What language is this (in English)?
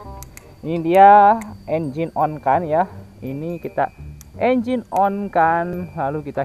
Indonesian